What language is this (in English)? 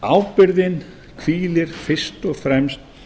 Icelandic